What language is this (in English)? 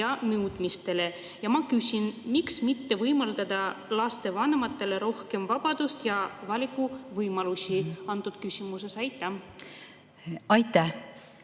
Estonian